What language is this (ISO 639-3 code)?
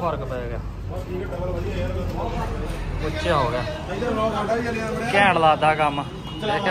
hin